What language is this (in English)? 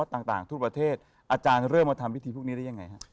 Thai